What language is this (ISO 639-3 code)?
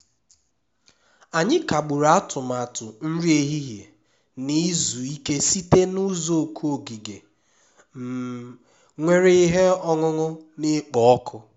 ibo